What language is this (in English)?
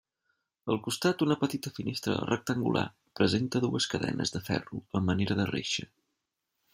Catalan